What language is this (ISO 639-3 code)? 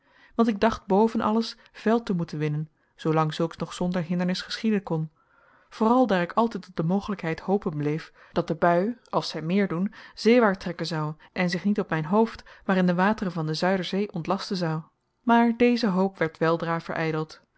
nld